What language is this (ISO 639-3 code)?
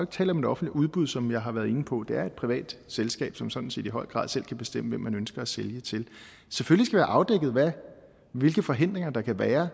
dan